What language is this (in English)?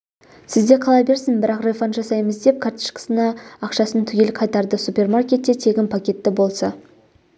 Kazakh